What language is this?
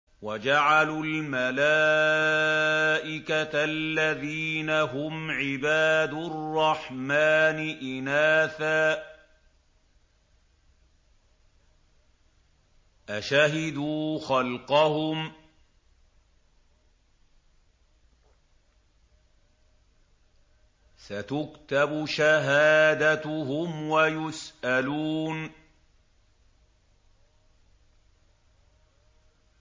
Arabic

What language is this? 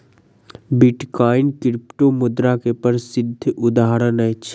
Maithili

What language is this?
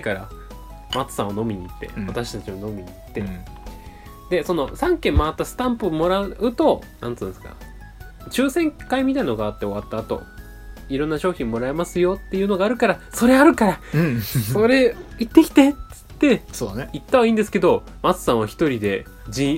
Japanese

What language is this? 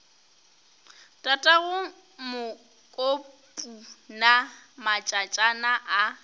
Northern Sotho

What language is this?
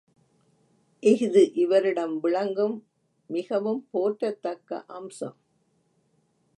Tamil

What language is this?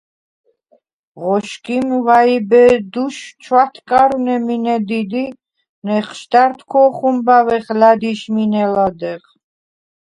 Svan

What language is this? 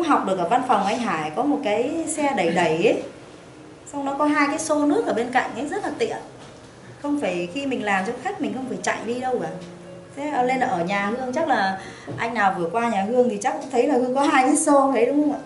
Vietnamese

